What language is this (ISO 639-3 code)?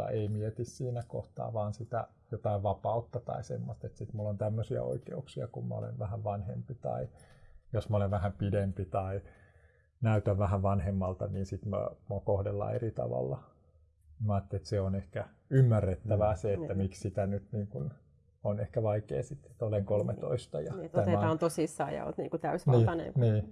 fin